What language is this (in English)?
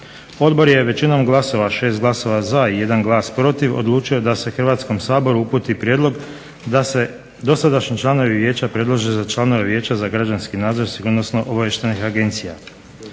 Croatian